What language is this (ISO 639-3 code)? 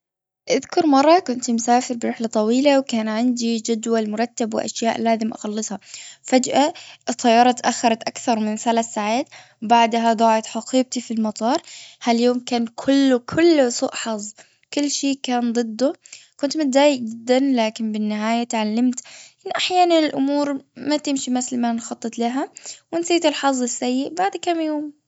afb